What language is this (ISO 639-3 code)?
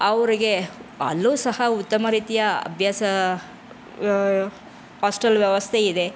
kan